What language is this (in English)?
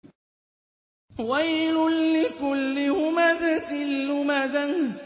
Arabic